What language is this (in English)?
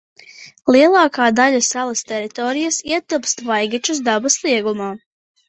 Latvian